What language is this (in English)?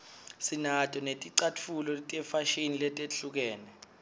Swati